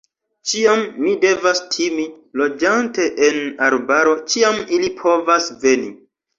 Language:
Esperanto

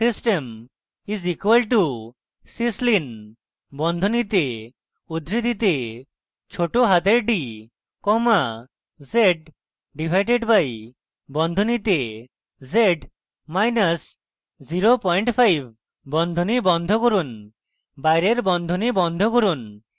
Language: Bangla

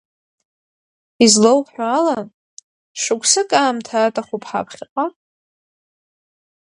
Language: Abkhazian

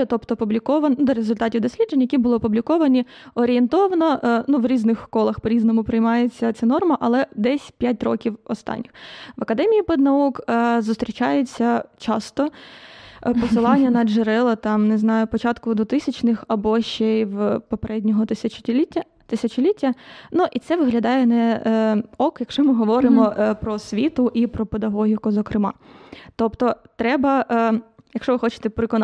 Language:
Ukrainian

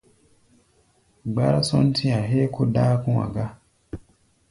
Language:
Gbaya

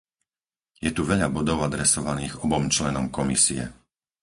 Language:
Slovak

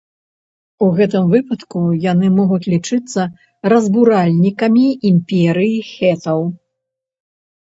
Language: Belarusian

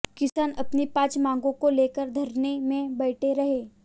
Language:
Hindi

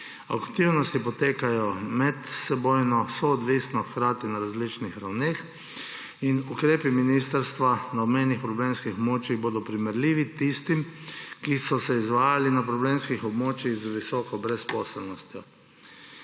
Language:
Slovenian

